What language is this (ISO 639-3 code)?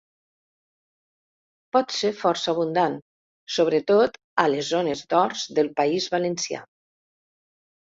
cat